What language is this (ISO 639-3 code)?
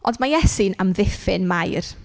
cym